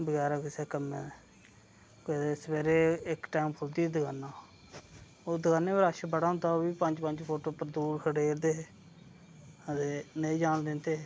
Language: Dogri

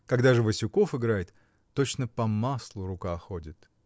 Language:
Russian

